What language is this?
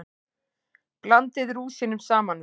Icelandic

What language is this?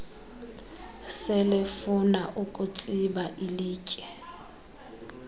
Xhosa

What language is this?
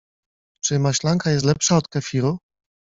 Polish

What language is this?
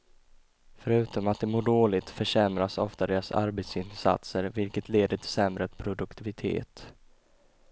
Swedish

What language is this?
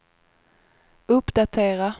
Swedish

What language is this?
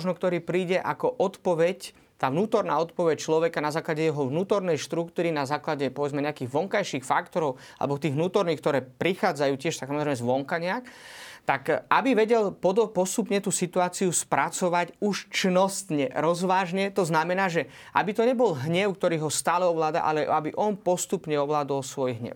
Slovak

